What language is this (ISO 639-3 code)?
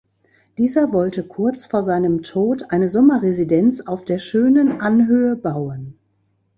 deu